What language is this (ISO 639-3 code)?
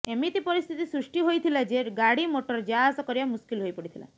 ori